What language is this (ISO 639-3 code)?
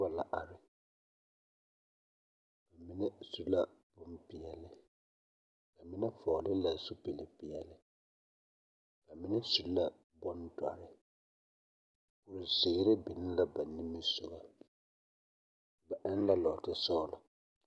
dga